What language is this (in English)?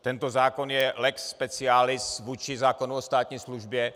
Czech